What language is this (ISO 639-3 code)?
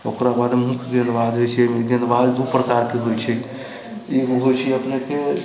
mai